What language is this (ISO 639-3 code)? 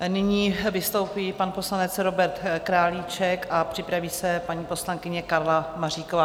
ces